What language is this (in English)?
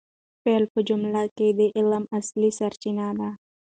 Pashto